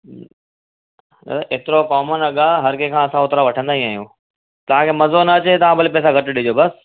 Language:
Sindhi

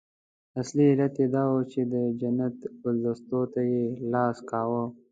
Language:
Pashto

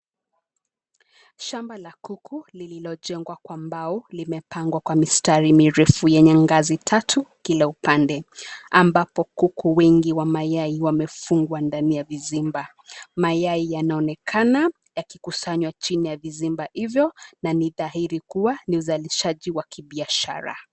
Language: Swahili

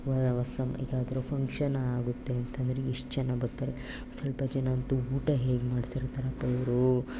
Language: Kannada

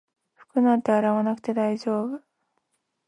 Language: Japanese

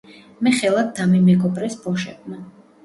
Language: Georgian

